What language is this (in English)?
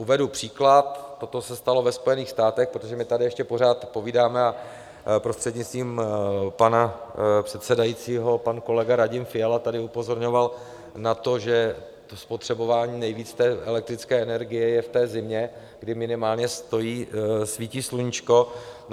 Czech